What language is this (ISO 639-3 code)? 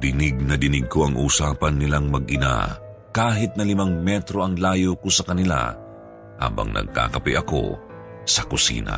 fil